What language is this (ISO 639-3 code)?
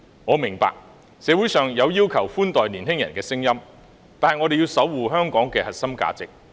yue